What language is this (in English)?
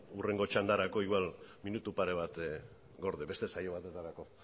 Basque